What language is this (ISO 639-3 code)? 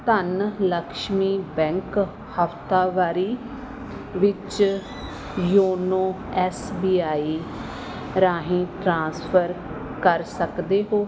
pan